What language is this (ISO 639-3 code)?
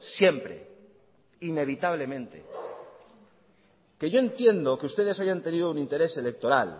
spa